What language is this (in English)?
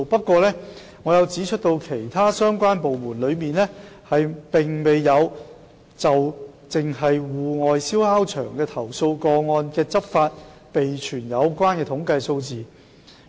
Cantonese